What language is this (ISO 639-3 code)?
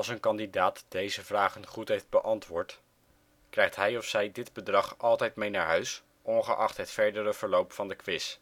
nld